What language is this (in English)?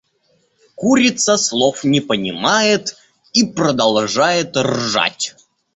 Russian